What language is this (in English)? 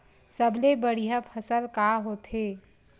Chhattisgarhi